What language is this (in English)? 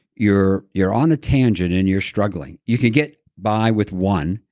English